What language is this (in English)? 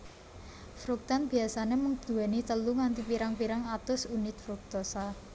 Javanese